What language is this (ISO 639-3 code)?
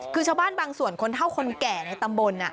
tha